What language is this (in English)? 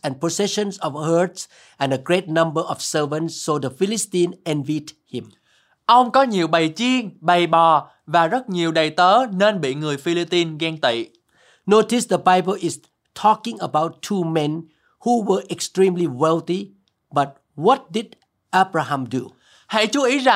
Vietnamese